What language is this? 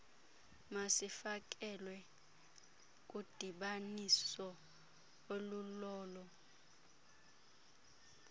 Xhosa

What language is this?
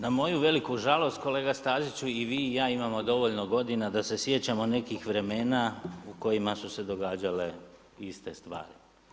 Croatian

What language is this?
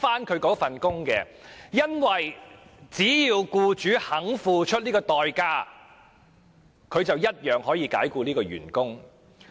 Cantonese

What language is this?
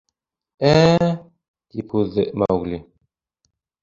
Bashkir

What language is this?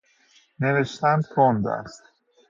Persian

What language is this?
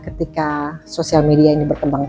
Indonesian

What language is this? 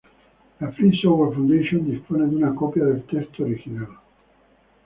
Spanish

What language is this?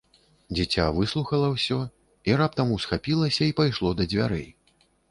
Belarusian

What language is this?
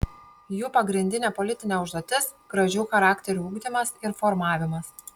Lithuanian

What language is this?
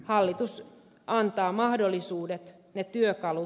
Finnish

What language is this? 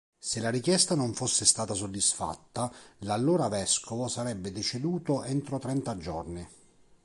Italian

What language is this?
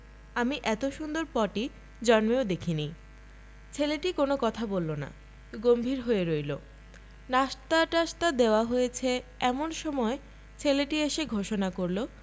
Bangla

